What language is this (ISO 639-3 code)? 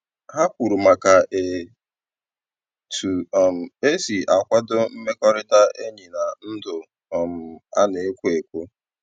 ibo